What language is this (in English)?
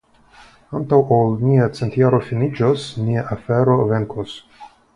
Esperanto